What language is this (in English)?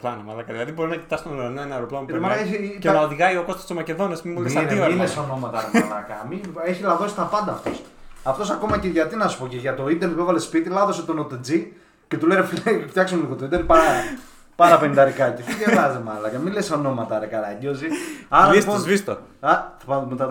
Greek